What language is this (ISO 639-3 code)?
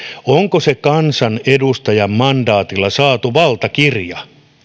fin